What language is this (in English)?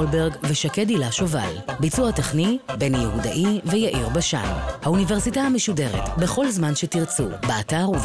Hebrew